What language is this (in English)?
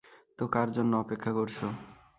Bangla